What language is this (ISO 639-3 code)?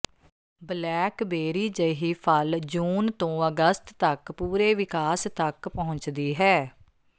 pan